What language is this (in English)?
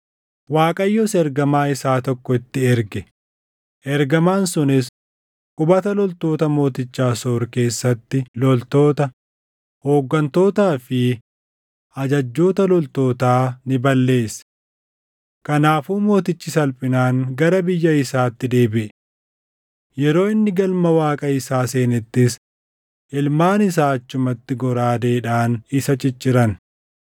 Oromo